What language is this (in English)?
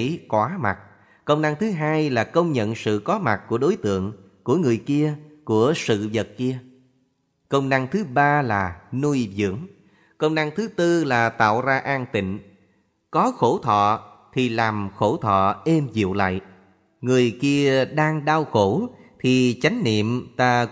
Vietnamese